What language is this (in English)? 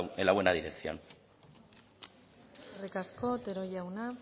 Basque